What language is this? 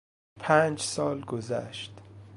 Persian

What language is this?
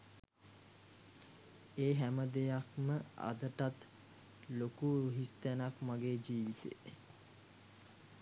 Sinhala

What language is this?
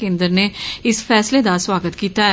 Dogri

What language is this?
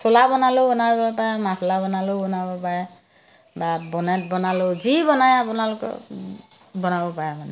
Assamese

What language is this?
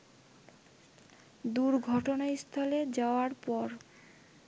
Bangla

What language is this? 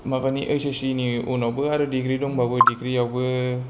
Bodo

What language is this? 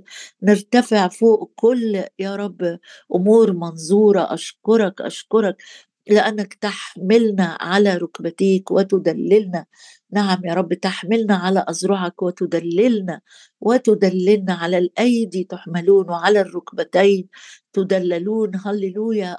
Arabic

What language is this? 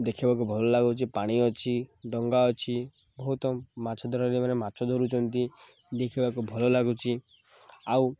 Odia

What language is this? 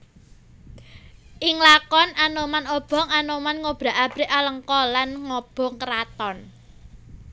Javanese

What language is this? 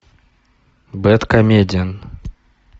Russian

